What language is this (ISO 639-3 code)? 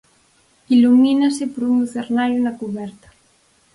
glg